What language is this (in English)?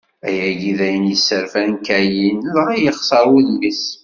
Kabyle